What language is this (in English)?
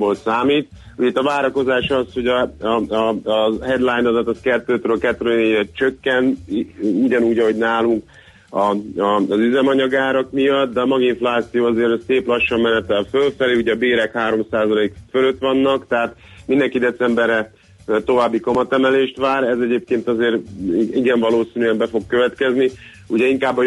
Hungarian